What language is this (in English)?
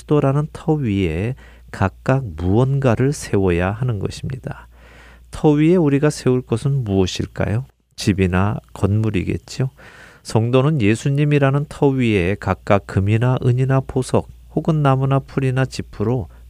Korean